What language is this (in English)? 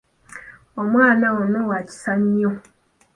Ganda